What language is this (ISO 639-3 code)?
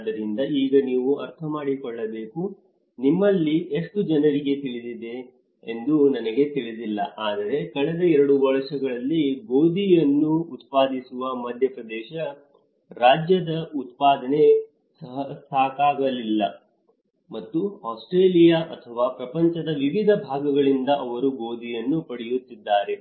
kan